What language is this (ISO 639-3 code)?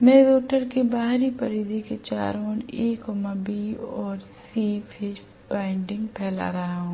hin